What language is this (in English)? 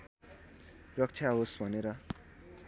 Nepali